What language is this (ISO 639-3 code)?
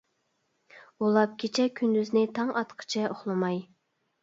uig